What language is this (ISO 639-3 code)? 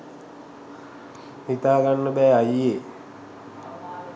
sin